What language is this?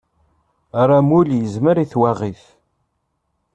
Kabyle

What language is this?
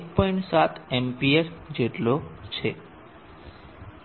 Gujarati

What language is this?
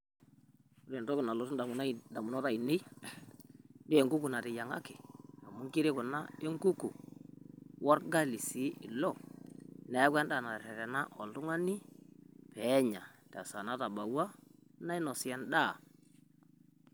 Masai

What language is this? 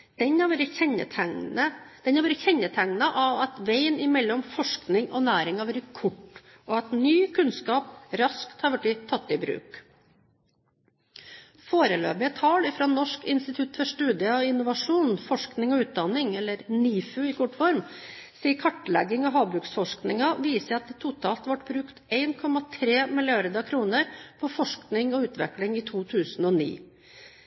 Norwegian Bokmål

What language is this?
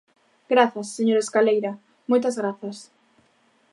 Galician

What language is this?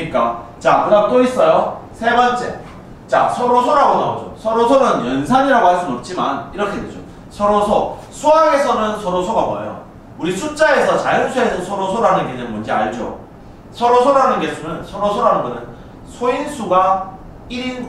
Korean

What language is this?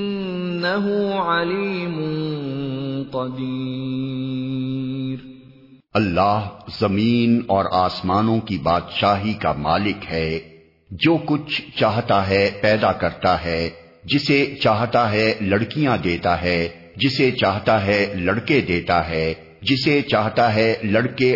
Urdu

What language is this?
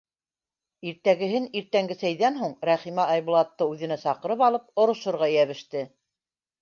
Bashkir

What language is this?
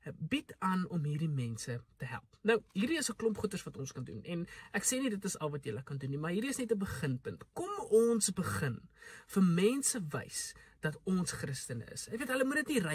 Dutch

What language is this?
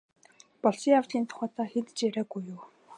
Mongolian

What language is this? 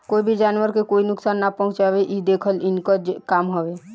Bhojpuri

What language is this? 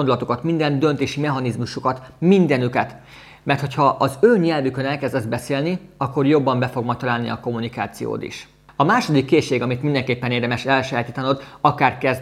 Hungarian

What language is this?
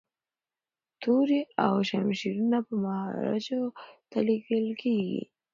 Pashto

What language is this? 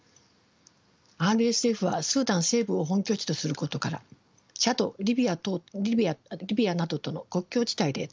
Japanese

